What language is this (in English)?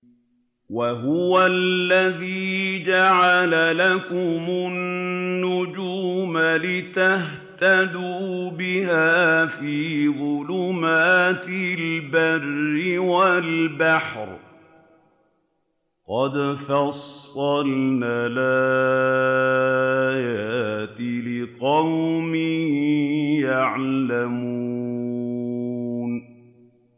Arabic